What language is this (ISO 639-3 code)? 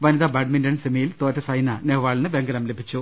mal